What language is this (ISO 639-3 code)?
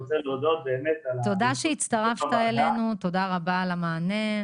heb